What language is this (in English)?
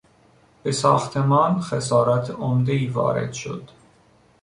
Persian